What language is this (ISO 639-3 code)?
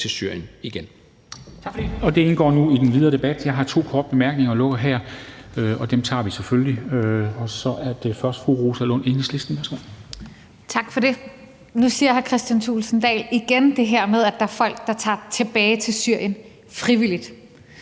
dan